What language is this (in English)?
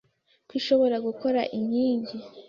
Kinyarwanda